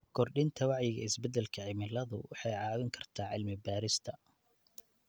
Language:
Somali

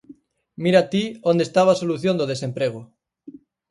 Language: Galician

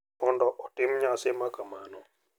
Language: Luo (Kenya and Tanzania)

